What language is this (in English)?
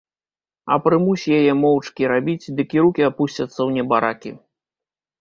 Belarusian